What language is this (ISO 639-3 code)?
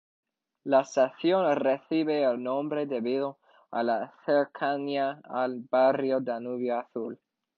spa